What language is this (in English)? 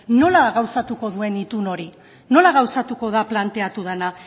Basque